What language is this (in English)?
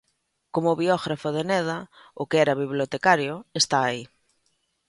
Galician